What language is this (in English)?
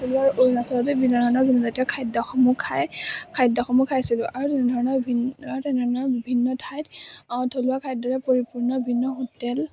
Assamese